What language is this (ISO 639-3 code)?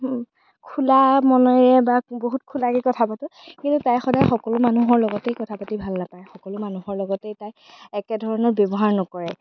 asm